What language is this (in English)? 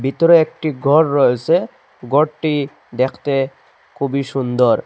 Bangla